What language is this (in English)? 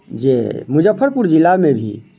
Maithili